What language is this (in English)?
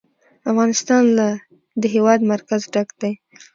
Pashto